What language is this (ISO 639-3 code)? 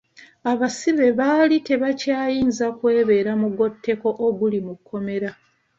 lug